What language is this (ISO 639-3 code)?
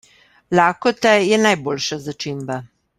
slv